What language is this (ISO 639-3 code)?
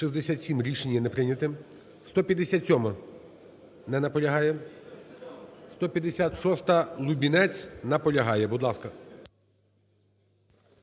ukr